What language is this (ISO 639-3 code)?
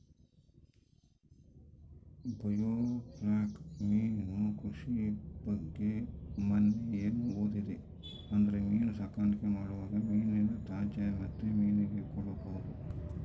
kan